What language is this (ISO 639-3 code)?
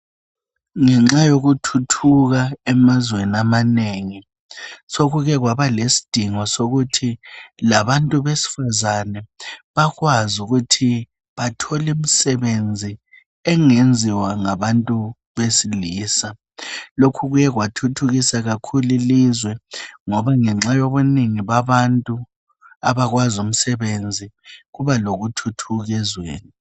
nde